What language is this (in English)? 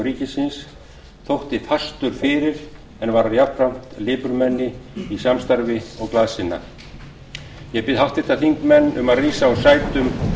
Icelandic